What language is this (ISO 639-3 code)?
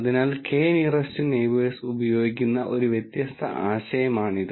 mal